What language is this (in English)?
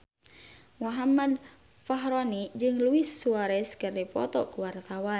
Sundanese